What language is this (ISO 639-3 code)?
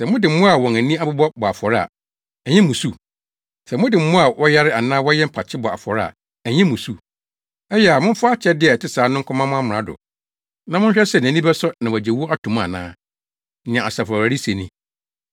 aka